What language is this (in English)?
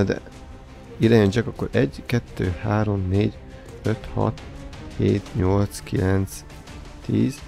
Hungarian